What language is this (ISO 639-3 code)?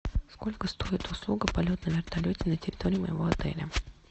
rus